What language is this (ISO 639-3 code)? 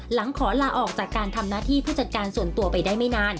tha